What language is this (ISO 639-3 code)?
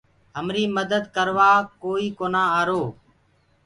ggg